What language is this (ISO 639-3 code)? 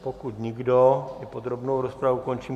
ces